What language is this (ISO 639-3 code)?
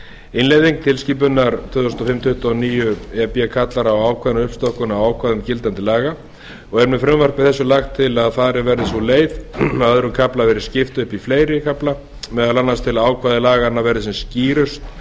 isl